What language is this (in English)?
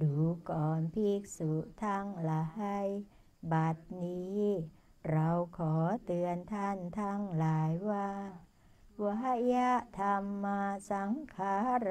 Thai